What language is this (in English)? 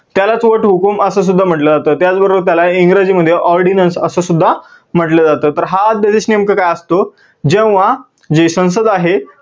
Marathi